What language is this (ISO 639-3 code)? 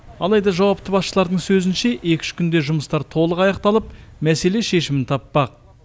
kaz